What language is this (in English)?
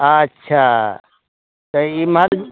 Maithili